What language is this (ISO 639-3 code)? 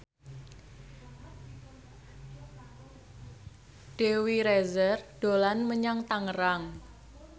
jav